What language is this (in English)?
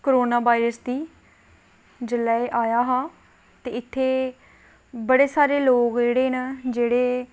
Dogri